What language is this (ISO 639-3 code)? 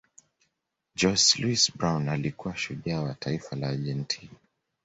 swa